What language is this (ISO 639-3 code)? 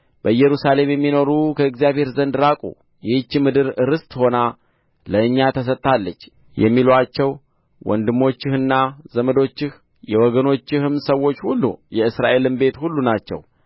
amh